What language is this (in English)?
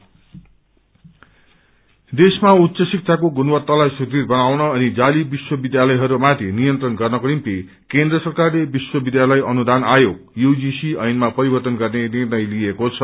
Nepali